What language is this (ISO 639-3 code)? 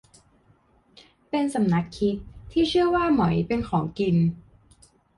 tha